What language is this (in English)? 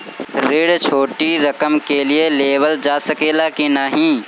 Bhojpuri